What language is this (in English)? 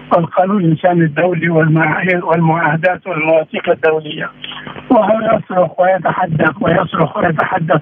Arabic